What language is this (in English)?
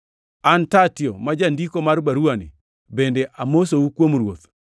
Luo (Kenya and Tanzania)